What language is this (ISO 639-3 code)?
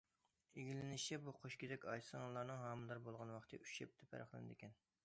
uig